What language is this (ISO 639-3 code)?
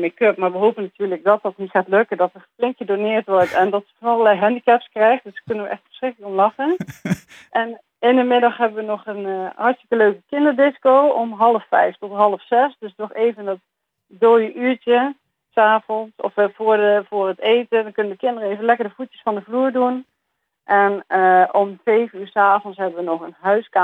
nld